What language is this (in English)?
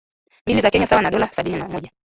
Swahili